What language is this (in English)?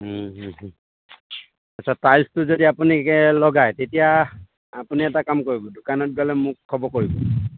Assamese